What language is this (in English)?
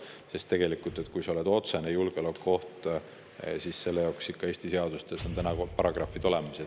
Estonian